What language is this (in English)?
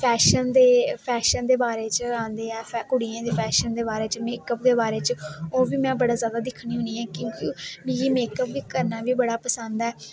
Dogri